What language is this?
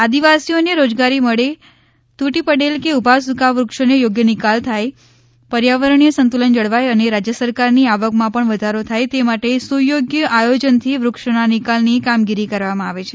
Gujarati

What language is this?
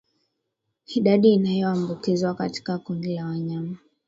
Swahili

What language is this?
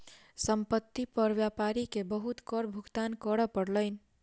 Maithili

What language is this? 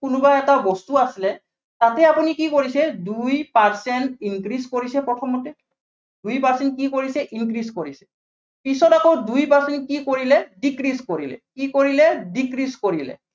Assamese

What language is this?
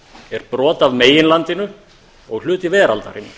Icelandic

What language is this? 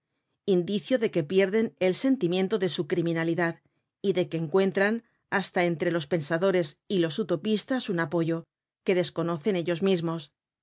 Spanish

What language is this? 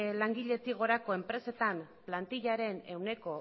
Basque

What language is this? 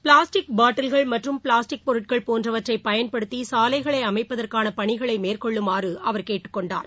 Tamil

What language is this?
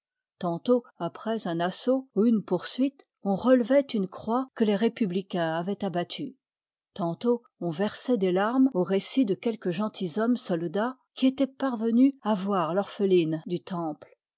French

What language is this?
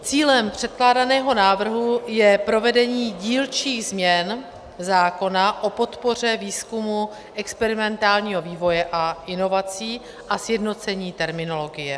Czech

